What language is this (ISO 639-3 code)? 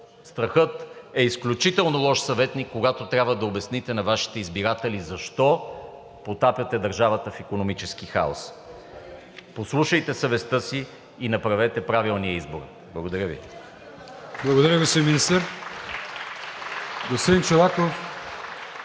bul